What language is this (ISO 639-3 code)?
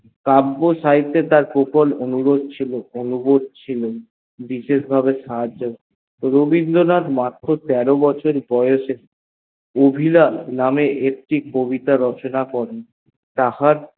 ben